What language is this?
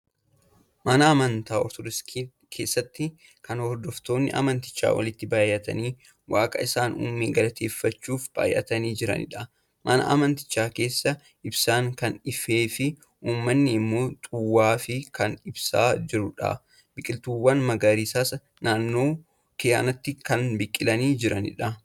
Oromo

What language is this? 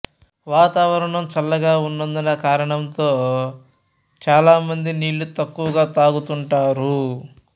Telugu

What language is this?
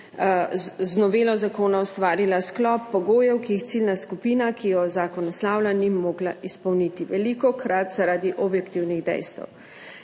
Slovenian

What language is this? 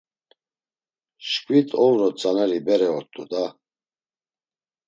Laz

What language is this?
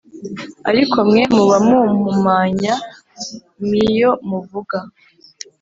Kinyarwanda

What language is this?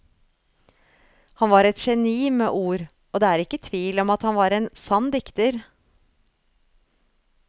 Norwegian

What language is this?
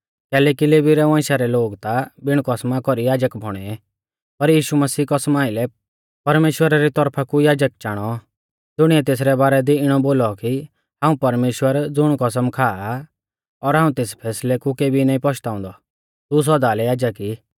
Mahasu Pahari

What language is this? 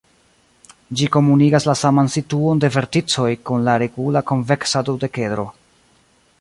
Esperanto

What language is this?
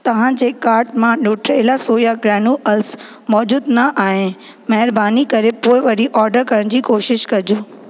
Sindhi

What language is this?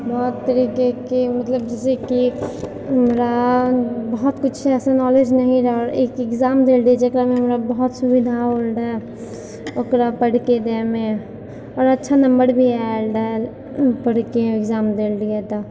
Maithili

